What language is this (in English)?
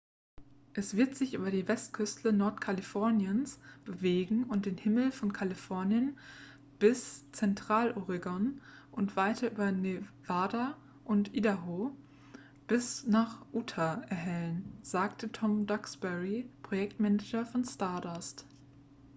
German